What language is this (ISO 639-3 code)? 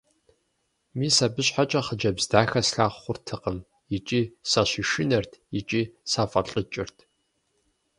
kbd